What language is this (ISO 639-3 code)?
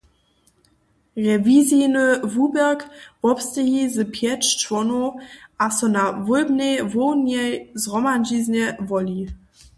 hsb